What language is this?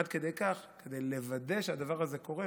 Hebrew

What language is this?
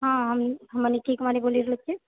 Maithili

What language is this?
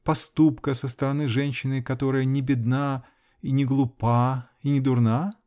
Russian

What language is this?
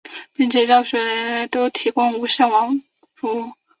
Chinese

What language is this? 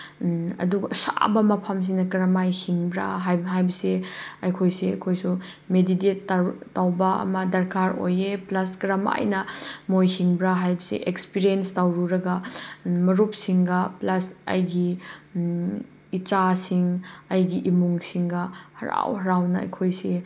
Manipuri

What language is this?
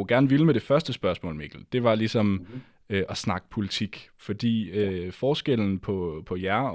Danish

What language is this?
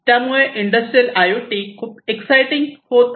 Marathi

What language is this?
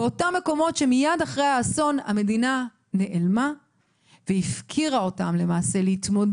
Hebrew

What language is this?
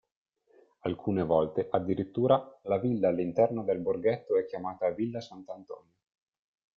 Italian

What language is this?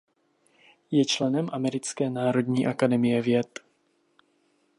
Czech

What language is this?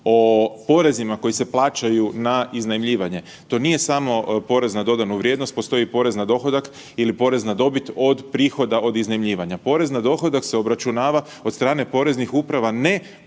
Croatian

